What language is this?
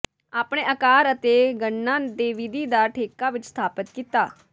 Punjabi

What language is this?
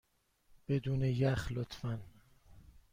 Persian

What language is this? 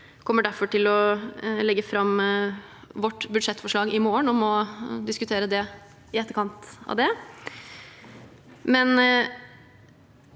Norwegian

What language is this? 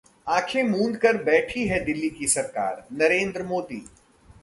Hindi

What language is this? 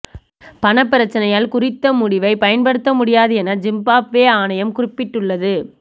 Tamil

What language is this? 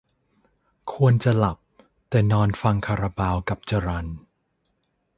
Thai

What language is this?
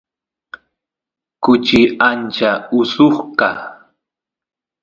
Santiago del Estero Quichua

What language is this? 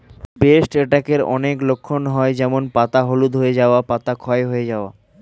Bangla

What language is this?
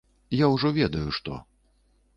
Belarusian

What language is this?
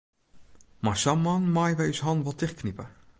Western Frisian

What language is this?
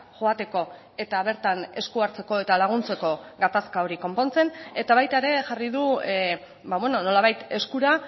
Basque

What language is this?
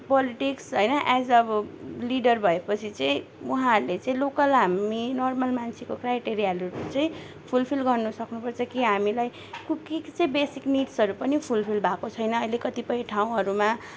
Nepali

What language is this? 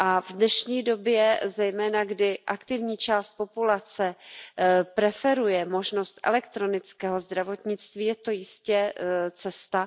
Czech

